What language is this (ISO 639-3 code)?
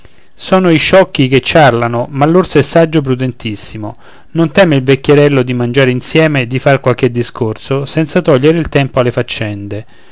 ita